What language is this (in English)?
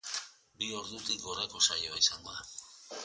Basque